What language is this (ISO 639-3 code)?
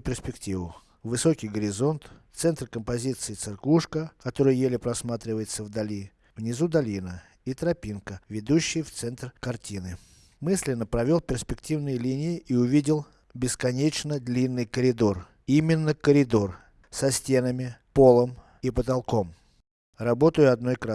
rus